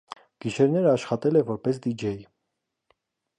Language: Armenian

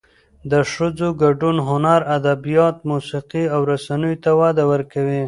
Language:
Pashto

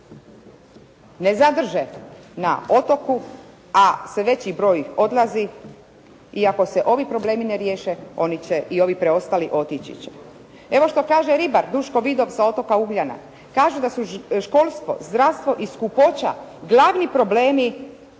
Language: Croatian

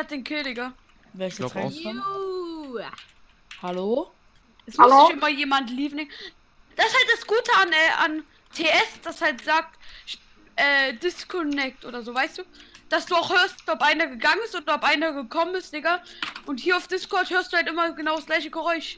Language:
German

